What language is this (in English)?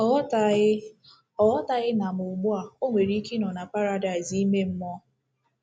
Igbo